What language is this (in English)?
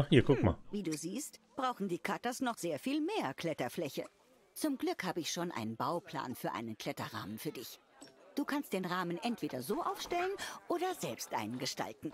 German